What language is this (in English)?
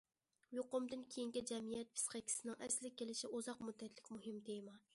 Uyghur